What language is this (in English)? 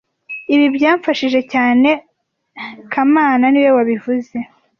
Kinyarwanda